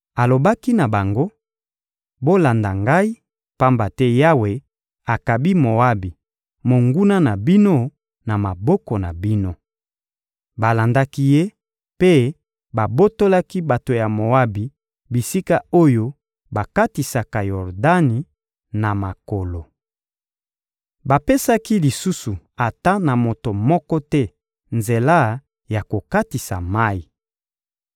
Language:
Lingala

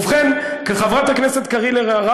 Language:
Hebrew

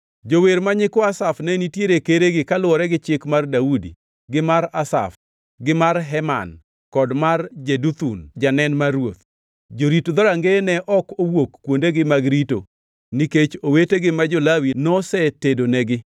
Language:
Luo (Kenya and Tanzania)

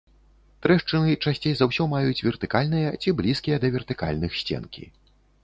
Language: Belarusian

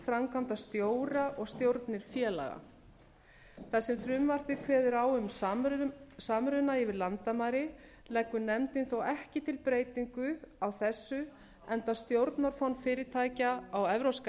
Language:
Icelandic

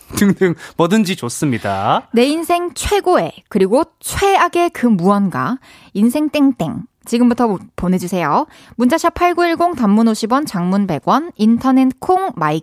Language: Korean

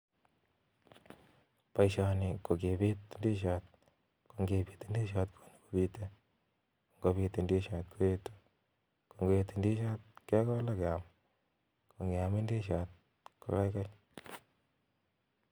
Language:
Kalenjin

